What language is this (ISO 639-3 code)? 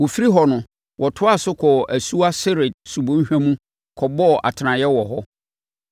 aka